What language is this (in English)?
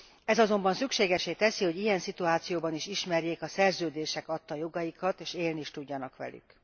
Hungarian